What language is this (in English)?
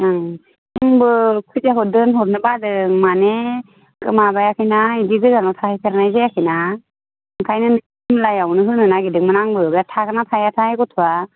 Bodo